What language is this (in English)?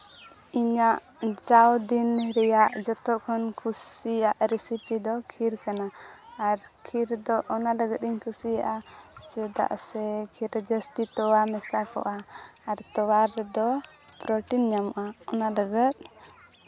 Santali